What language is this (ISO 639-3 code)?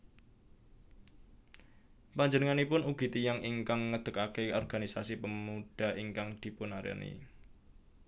jav